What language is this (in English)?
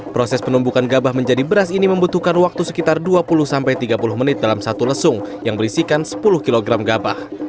Indonesian